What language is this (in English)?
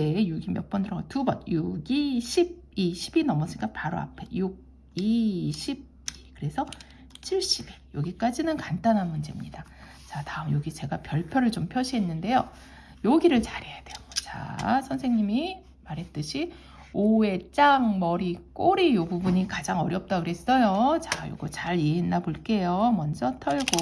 Korean